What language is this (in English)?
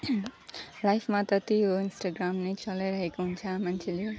Nepali